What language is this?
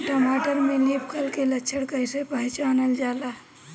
Bhojpuri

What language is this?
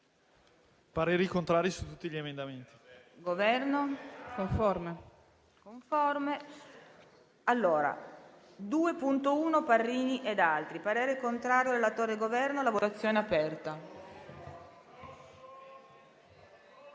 Italian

